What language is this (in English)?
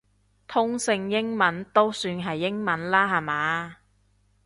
Cantonese